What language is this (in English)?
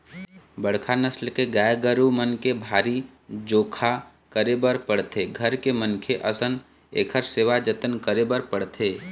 Chhattisgarhi